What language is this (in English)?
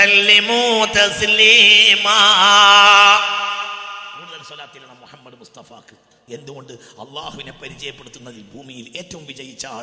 Malayalam